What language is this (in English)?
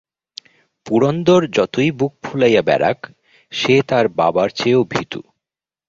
Bangla